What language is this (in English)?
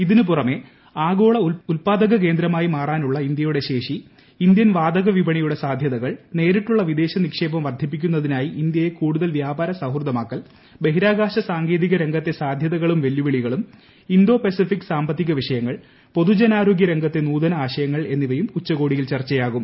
Malayalam